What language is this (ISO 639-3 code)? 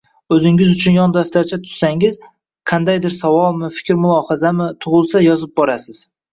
uzb